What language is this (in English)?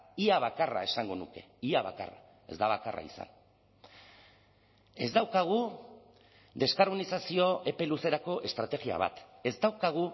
Basque